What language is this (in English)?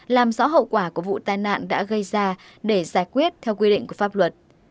Vietnamese